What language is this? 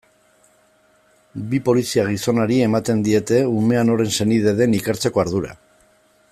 Basque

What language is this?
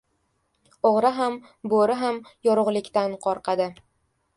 Uzbek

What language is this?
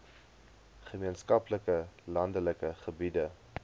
Afrikaans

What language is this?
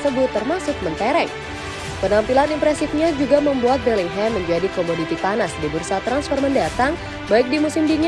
Indonesian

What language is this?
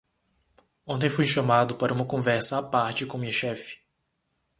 Portuguese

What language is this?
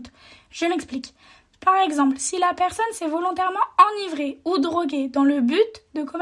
French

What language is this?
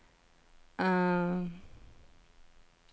Norwegian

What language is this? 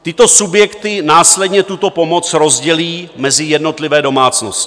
Czech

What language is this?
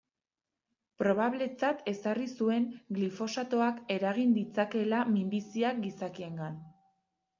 Basque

